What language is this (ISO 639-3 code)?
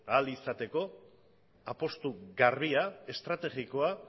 eus